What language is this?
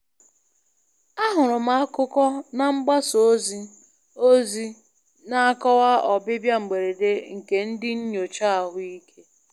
Igbo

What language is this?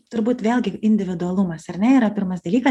Lithuanian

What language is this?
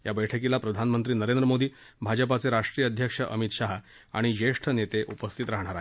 Marathi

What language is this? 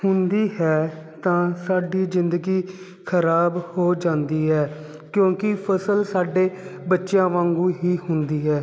Punjabi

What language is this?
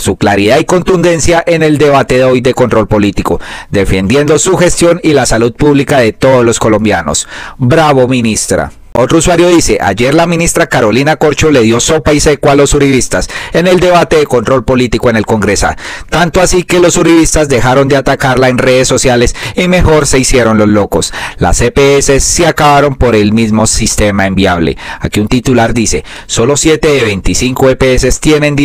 Spanish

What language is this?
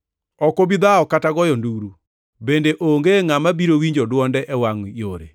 Luo (Kenya and Tanzania)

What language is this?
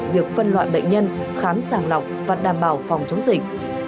Vietnamese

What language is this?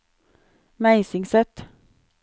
Norwegian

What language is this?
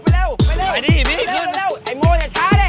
Thai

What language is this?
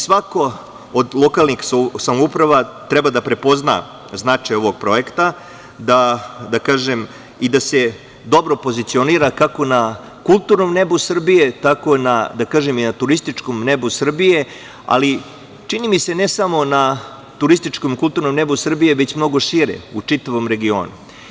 Serbian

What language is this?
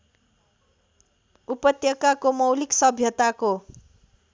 Nepali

